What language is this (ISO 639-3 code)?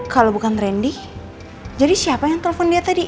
ind